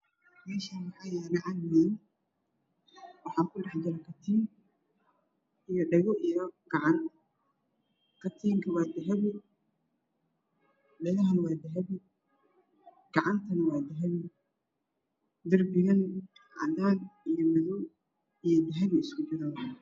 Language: Somali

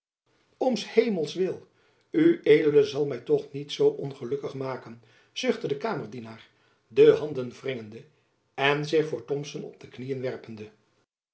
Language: Dutch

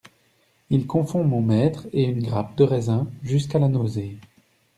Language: French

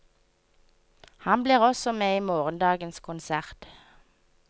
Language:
Norwegian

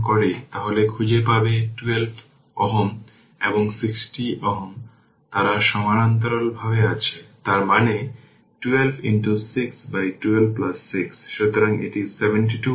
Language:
Bangla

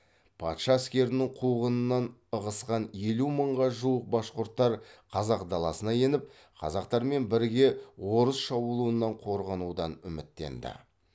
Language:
Kazakh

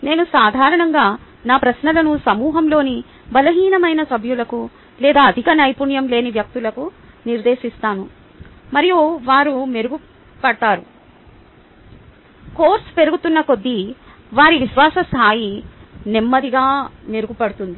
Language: Telugu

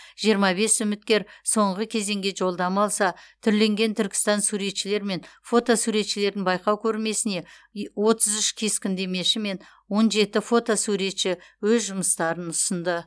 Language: Kazakh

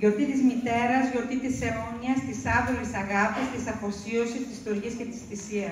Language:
Greek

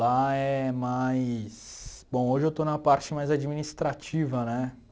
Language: Portuguese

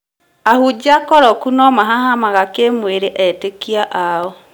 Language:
Kikuyu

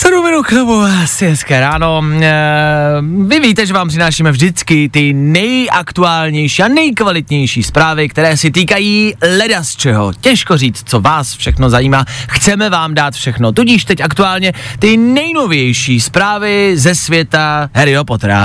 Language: Czech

